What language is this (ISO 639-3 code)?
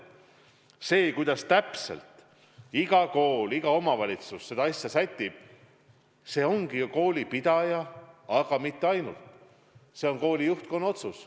est